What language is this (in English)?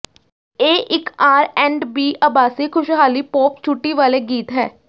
Punjabi